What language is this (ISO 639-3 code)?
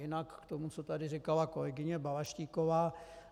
ces